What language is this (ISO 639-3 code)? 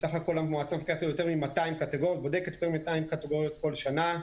heb